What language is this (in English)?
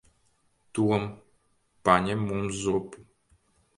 Latvian